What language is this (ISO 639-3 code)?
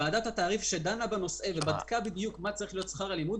heb